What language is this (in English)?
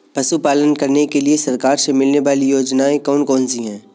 Hindi